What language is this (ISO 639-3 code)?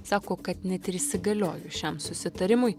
lit